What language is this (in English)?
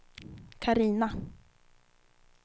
Swedish